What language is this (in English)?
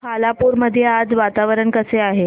Marathi